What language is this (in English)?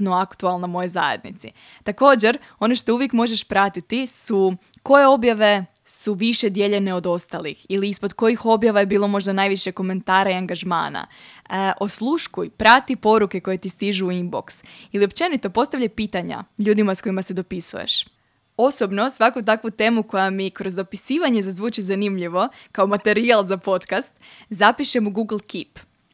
Croatian